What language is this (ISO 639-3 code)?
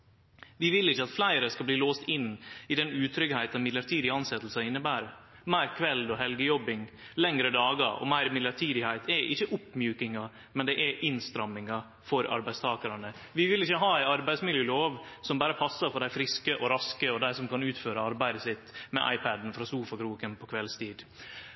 nno